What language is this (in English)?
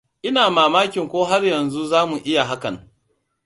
Hausa